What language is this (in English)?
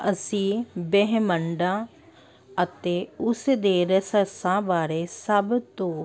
Punjabi